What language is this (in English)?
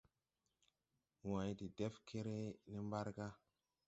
Tupuri